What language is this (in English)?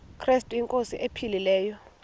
Xhosa